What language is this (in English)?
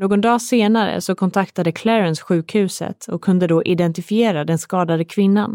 Swedish